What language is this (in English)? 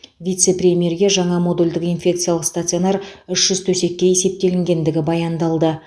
Kazakh